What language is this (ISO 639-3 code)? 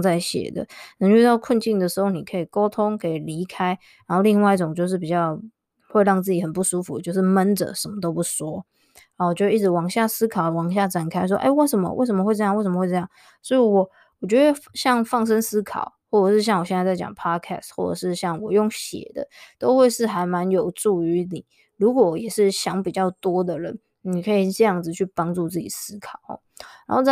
zho